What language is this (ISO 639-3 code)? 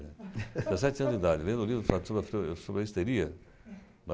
por